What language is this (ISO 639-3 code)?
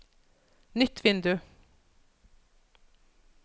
nor